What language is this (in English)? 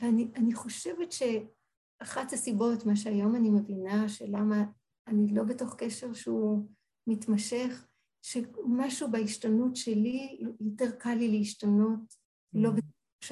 Hebrew